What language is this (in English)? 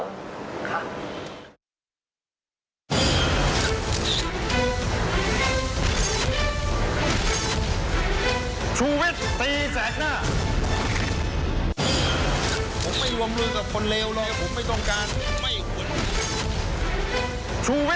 Thai